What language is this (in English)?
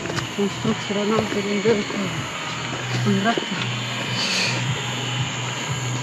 Romanian